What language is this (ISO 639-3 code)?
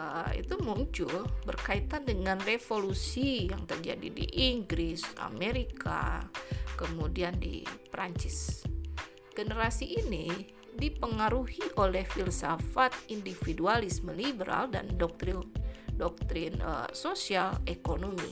ind